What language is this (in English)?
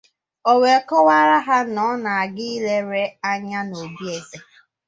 Igbo